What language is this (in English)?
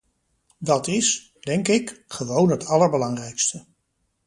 Dutch